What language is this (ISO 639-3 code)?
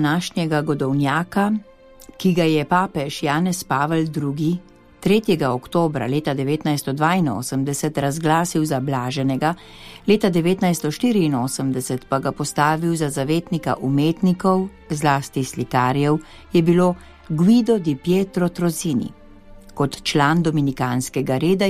dan